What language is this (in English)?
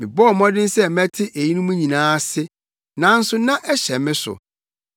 Akan